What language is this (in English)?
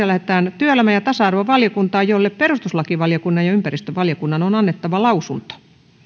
Finnish